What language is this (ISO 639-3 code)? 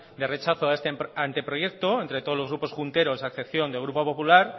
spa